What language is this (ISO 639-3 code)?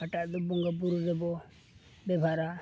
sat